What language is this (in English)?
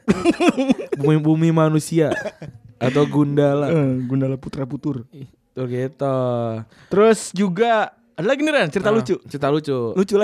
Indonesian